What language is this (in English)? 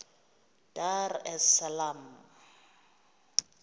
Xhosa